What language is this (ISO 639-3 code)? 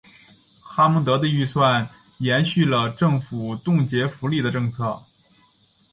zho